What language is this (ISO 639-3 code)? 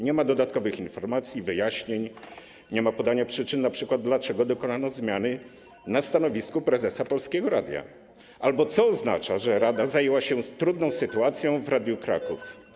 pol